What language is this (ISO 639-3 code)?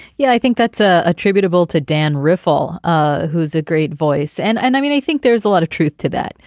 eng